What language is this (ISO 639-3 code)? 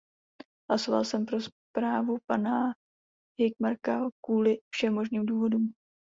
ces